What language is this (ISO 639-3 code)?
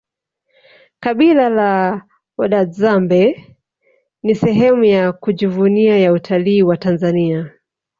swa